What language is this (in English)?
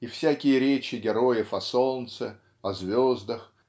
Russian